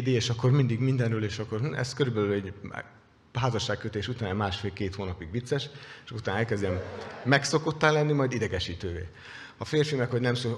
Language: Hungarian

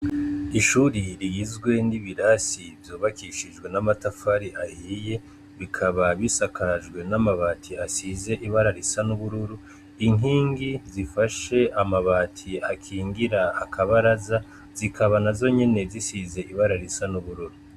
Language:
Rundi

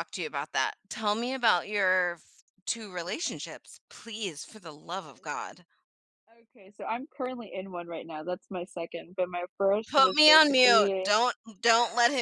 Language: English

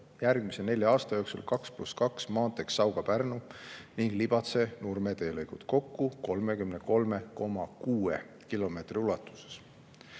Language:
Estonian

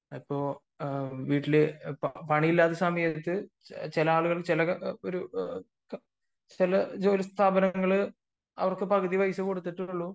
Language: Malayalam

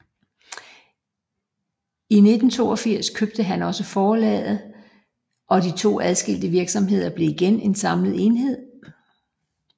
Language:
Danish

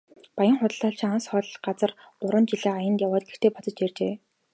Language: Mongolian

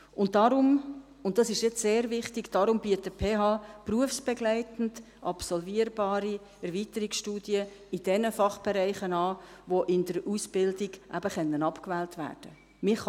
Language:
Swiss German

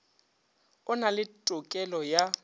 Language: Northern Sotho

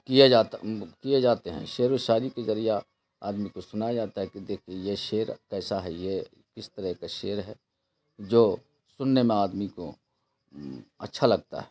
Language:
Urdu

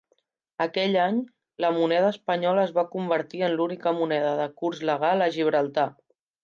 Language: Catalan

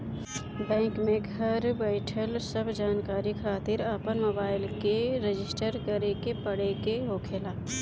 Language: Bhojpuri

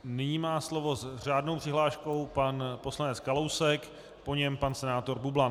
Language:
Czech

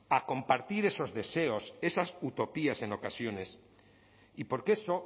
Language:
Spanish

